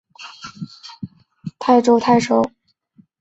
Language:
Chinese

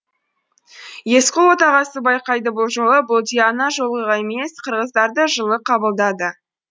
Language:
Kazakh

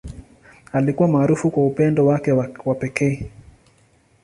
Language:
Swahili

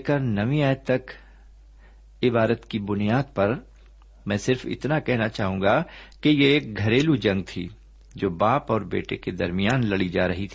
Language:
Urdu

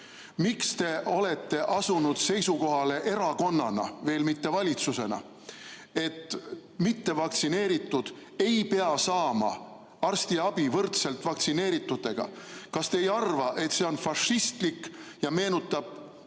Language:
Estonian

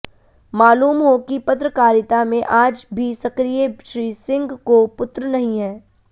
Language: Hindi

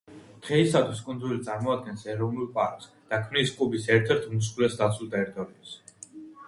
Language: Georgian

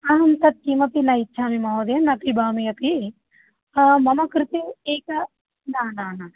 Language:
Sanskrit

